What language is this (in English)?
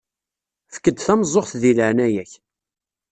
Kabyle